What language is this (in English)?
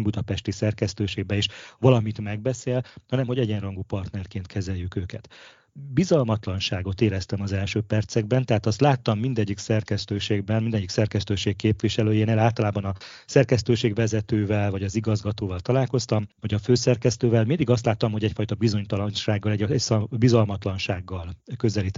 Hungarian